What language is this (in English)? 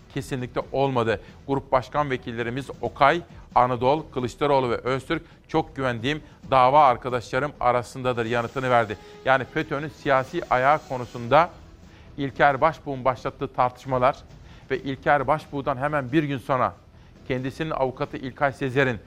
Turkish